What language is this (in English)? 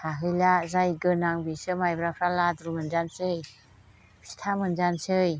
Bodo